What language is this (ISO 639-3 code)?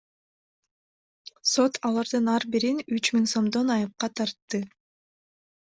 kir